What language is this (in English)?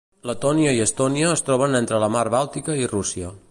Catalan